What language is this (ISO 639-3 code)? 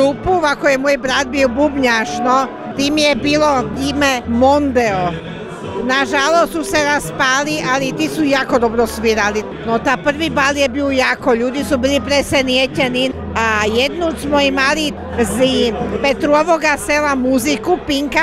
hrv